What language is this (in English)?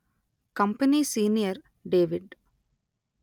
Telugu